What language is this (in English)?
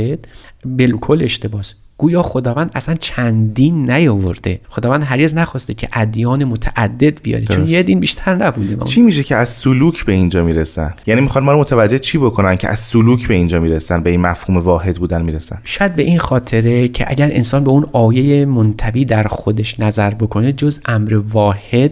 Persian